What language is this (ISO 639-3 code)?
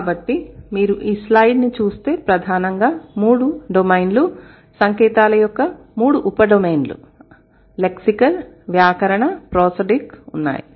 tel